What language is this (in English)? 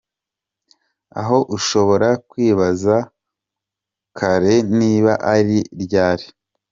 Kinyarwanda